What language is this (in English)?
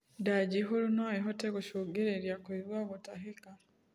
Kikuyu